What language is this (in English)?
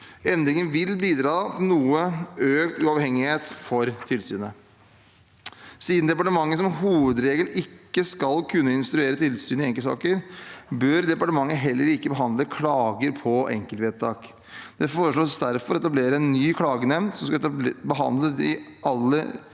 Norwegian